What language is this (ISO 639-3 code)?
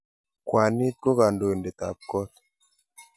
kln